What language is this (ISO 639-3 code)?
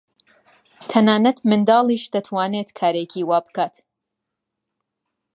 ckb